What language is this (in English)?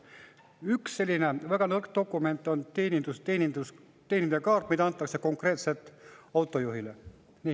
Estonian